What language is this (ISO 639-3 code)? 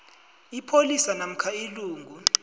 nbl